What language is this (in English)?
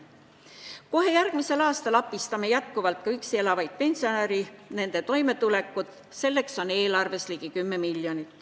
Estonian